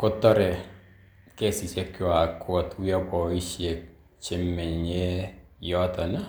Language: Kalenjin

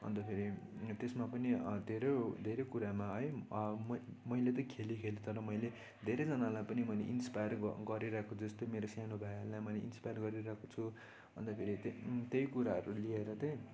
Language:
Nepali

